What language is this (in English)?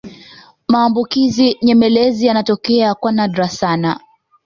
Swahili